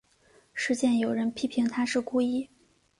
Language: Chinese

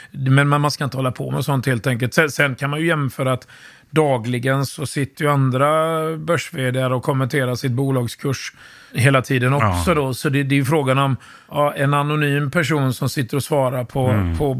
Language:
Swedish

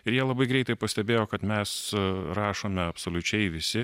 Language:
Lithuanian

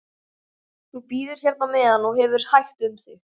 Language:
Icelandic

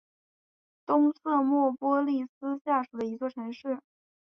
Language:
Chinese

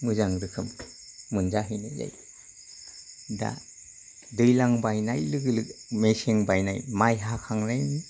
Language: Bodo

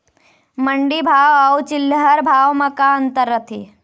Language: Chhattisgarhi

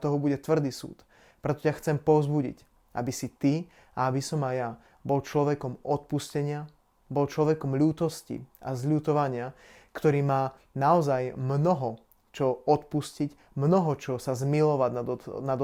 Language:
Slovak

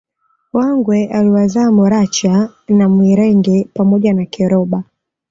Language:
Swahili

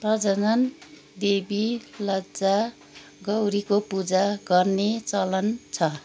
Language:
Nepali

